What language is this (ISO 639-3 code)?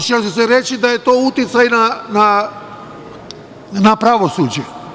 srp